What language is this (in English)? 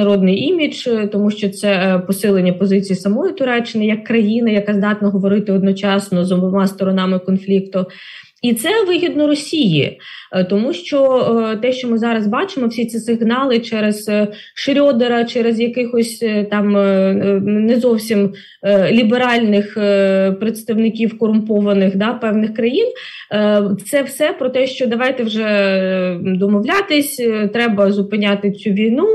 Ukrainian